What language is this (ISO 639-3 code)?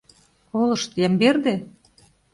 chm